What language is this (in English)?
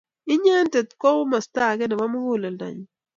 Kalenjin